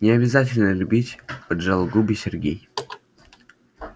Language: Russian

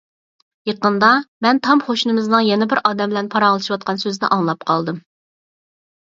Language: Uyghur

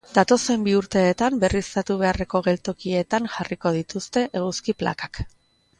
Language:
Basque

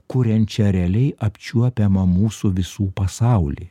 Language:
Lithuanian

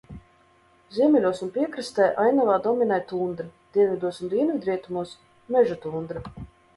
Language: Latvian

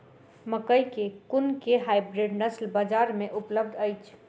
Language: Maithili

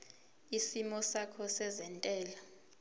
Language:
Zulu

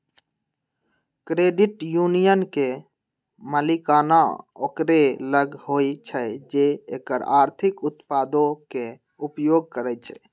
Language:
Magahi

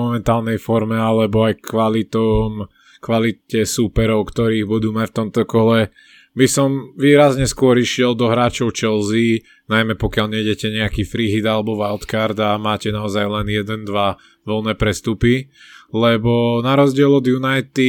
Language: Slovak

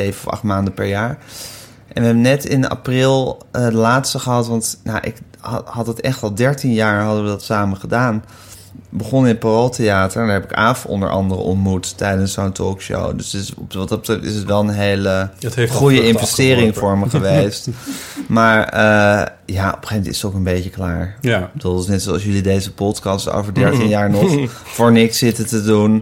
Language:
Dutch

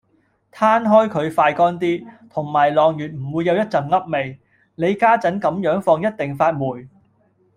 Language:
Cantonese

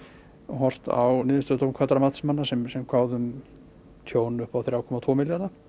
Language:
Icelandic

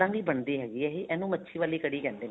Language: Punjabi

